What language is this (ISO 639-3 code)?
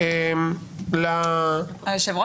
heb